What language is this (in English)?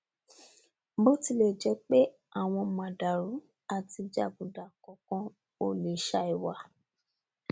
Yoruba